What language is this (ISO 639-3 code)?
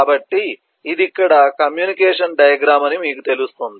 tel